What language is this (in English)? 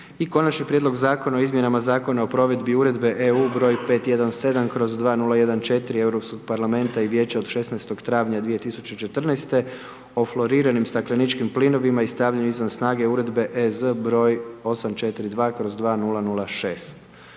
Croatian